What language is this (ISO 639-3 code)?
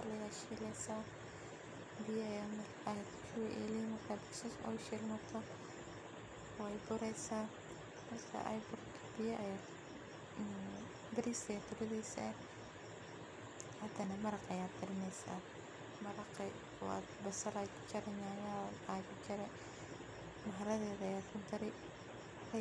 som